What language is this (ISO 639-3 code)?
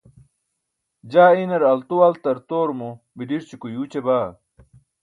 bsk